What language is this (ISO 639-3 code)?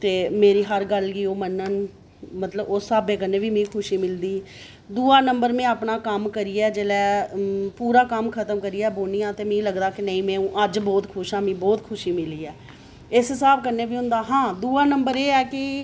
doi